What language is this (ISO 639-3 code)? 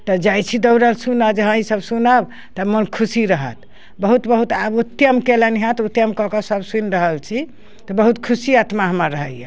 mai